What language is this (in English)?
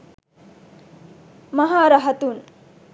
Sinhala